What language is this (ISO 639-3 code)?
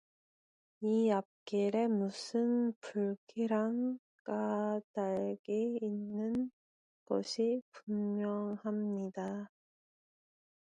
kor